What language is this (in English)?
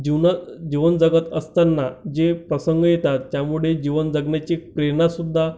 Marathi